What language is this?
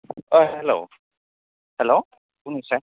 Bodo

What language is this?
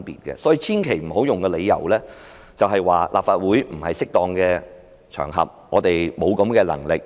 Cantonese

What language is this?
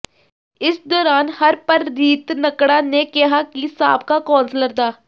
Punjabi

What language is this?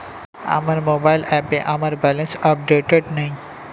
Bangla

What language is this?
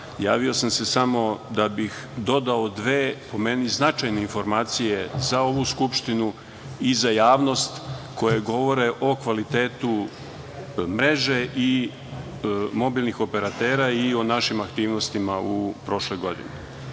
Serbian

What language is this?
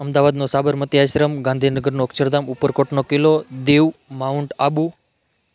Gujarati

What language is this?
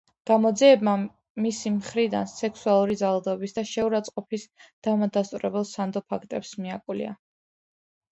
Georgian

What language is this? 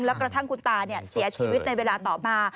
Thai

